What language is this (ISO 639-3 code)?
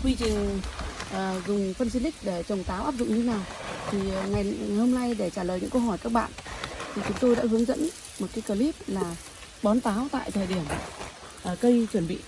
vie